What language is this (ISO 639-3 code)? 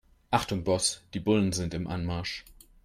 deu